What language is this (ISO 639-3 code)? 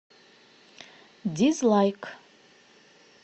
rus